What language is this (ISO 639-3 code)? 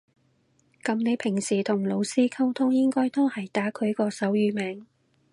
yue